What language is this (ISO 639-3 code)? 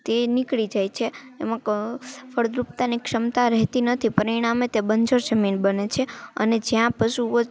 guj